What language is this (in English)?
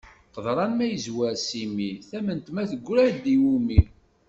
Kabyle